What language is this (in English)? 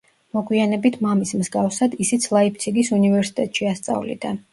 Georgian